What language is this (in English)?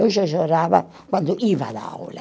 Portuguese